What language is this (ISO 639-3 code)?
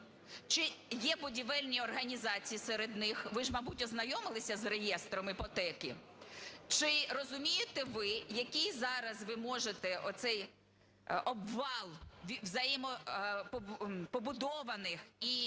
ukr